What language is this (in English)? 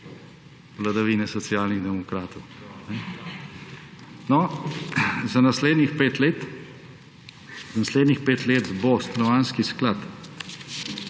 Slovenian